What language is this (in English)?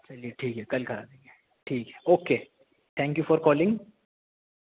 Urdu